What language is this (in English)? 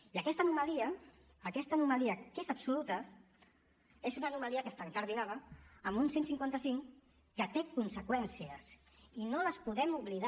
Catalan